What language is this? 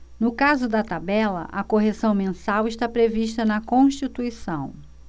Portuguese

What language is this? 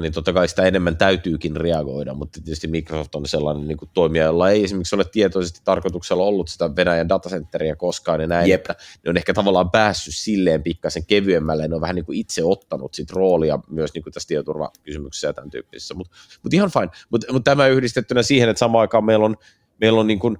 Finnish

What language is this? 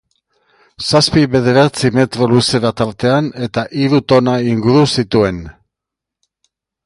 Basque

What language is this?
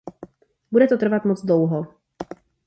Czech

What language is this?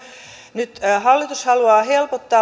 Finnish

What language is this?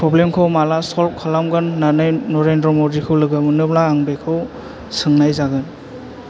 Bodo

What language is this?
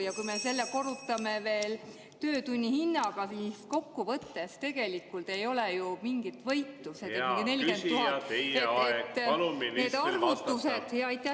Estonian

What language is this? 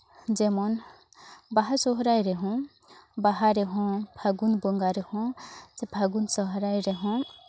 Santali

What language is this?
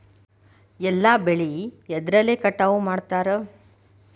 Kannada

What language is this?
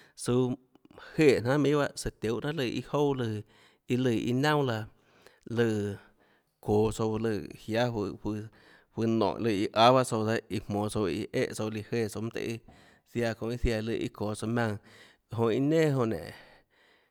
Tlacoatzintepec Chinantec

